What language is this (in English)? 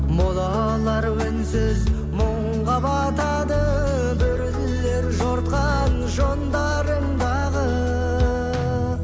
Kazakh